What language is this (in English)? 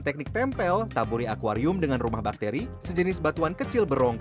Indonesian